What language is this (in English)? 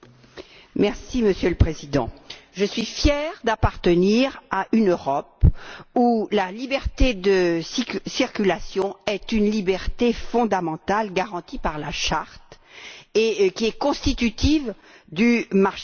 French